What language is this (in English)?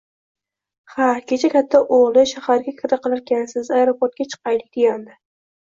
Uzbek